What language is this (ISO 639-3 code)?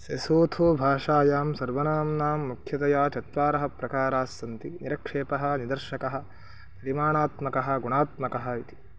san